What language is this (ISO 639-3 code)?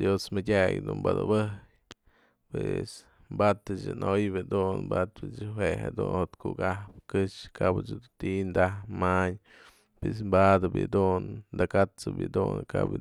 mzl